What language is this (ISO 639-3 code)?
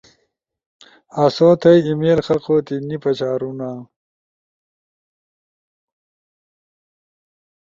ush